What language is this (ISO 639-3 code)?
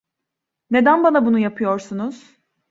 tur